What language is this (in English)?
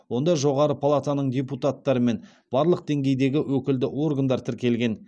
Kazakh